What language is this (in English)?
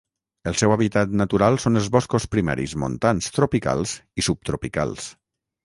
Catalan